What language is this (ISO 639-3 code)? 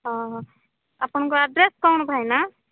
ori